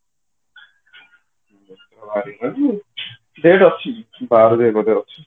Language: Odia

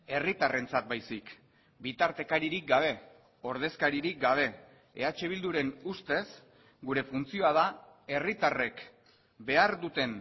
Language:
Basque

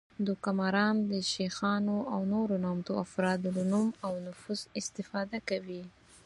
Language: Pashto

